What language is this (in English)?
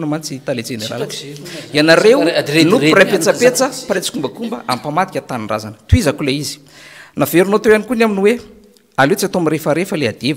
Romanian